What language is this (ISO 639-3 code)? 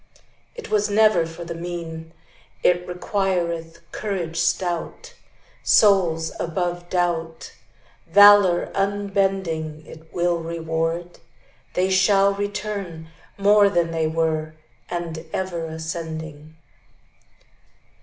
eng